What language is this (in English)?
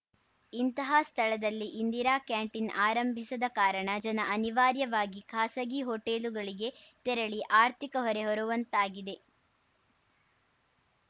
Kannada